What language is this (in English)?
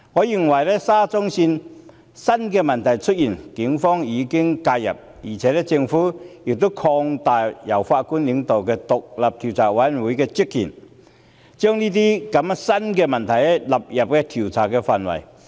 Cantonese